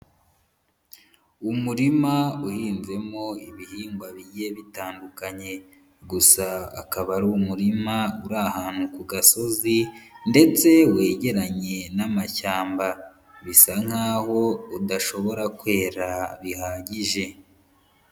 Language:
Kinyarwanda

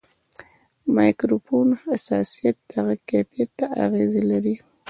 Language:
Pashto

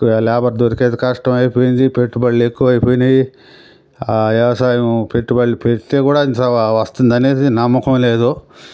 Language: Telugu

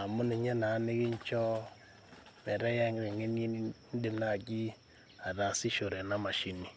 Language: Masai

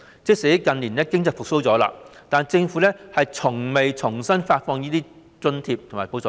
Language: Cantonese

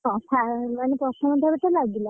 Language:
Odia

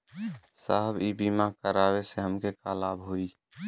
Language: Bhojpuri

